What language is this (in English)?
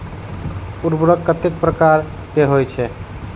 Maithili